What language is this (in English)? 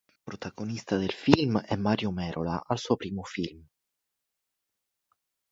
Italian